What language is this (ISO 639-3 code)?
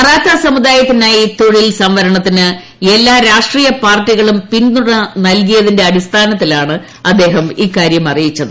mal